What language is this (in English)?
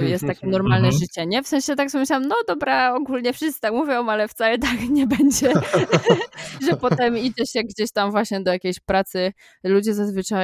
Polish